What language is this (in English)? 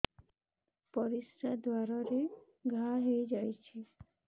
Odia